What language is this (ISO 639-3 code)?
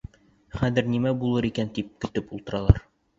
bak